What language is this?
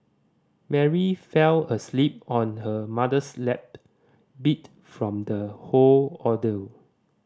English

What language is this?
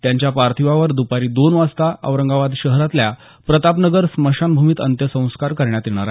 Marathi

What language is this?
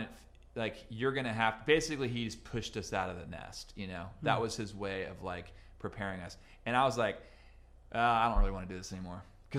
English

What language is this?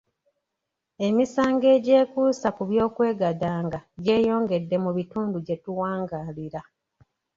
Ganda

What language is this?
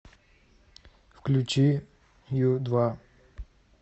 Russian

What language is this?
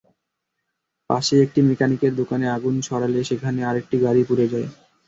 Bangla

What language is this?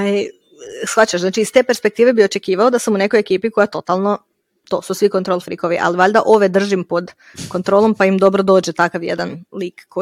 Croatian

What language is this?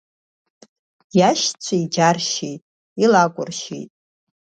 Abkhazian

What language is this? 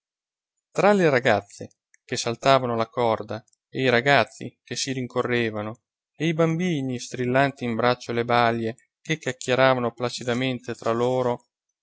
Italian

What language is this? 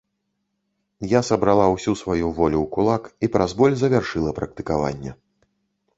Belarusian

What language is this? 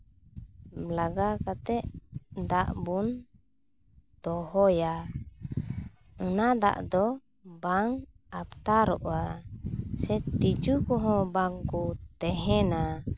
Santali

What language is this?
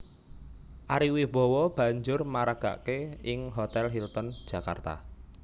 Javanese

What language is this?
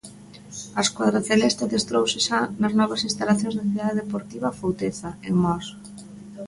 Galician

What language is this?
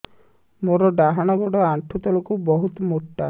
Odia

